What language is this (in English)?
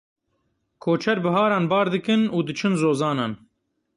Kurdish